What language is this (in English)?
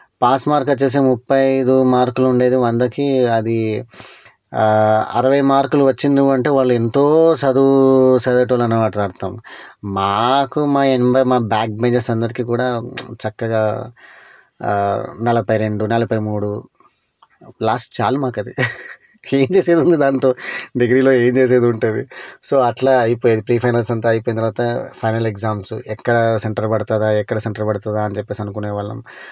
Telugu